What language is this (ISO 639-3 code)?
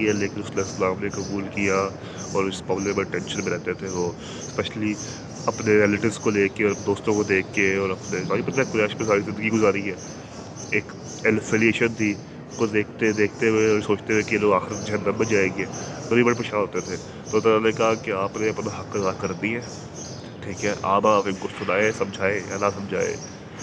urd